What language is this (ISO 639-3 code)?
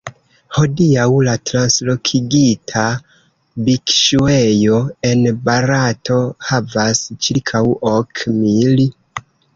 epo